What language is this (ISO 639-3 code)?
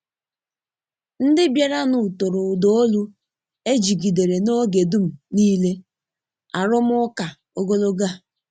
ibo